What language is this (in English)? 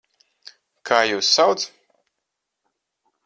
Latvian